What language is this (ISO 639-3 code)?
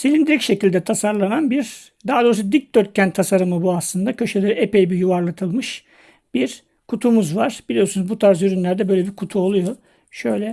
tur